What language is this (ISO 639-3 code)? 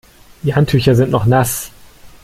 deu